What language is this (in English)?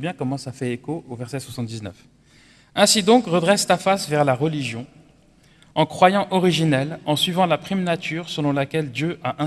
French